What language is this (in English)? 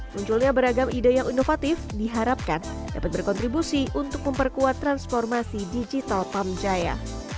Indonesian